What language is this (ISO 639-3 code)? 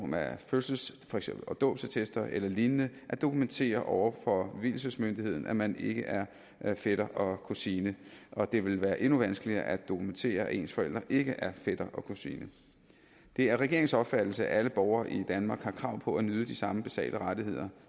dan